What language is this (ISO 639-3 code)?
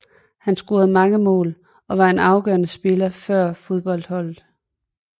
dan